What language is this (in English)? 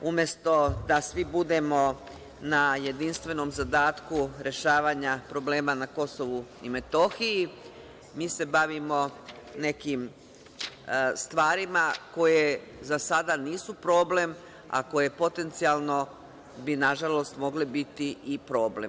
Serbian